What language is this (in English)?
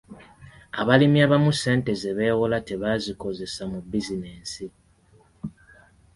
Ganda